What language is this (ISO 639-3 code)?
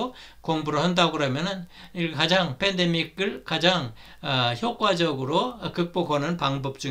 kor